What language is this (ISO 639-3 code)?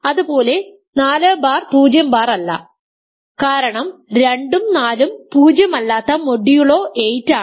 mal